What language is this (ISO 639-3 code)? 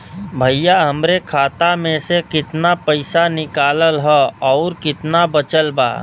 bho